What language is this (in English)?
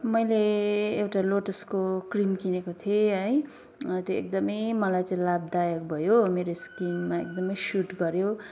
Nepali